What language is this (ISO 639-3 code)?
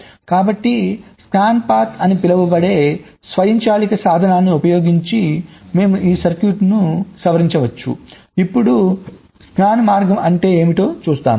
tel